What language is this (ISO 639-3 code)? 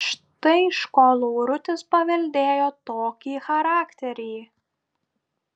lit